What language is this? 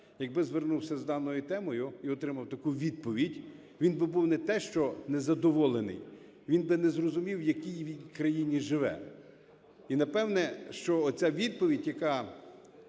Ukrainian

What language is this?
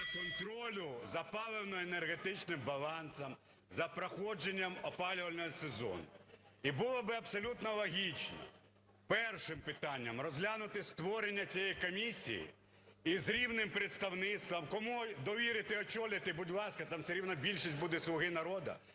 Ukrainian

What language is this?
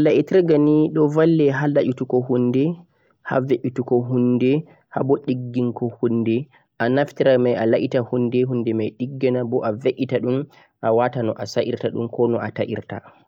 Central-Eastern Niger Fulfulde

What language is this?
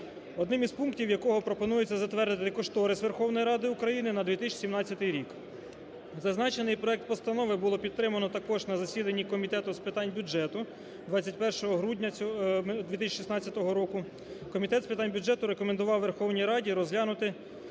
Ukrainian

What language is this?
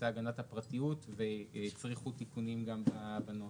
Hebrew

